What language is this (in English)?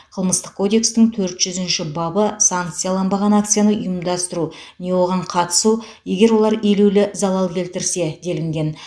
Kazakh